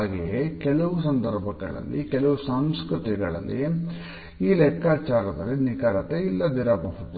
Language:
Kannada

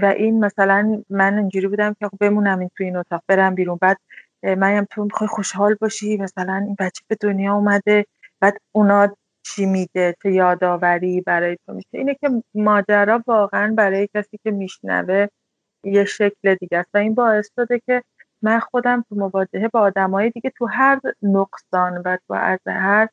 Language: Persian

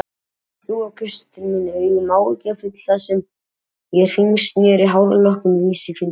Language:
Icelandic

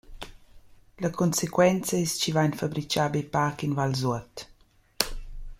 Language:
Romansh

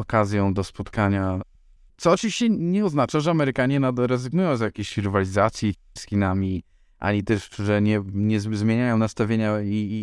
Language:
Polish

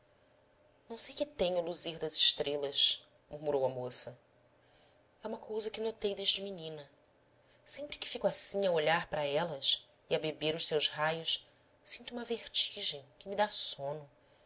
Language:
Portuguese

